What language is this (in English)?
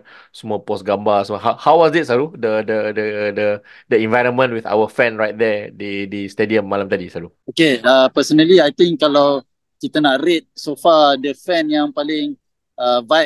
Malay